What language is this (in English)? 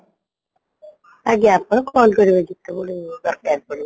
Odia